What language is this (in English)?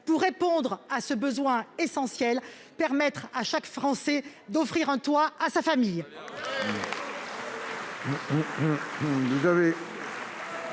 French